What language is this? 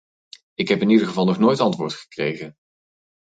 Dutch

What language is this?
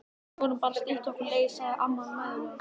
Icelandic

